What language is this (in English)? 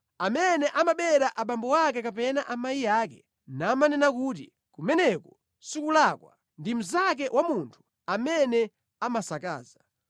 Nyanja